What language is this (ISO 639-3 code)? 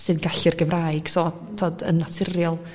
cym